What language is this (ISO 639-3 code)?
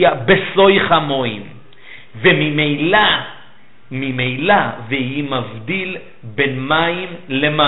heb